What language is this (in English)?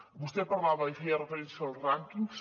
Catalan